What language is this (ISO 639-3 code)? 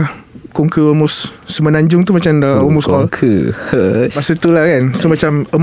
msa